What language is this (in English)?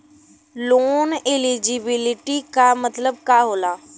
Bhojpuri